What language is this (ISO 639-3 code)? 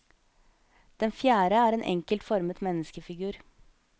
nor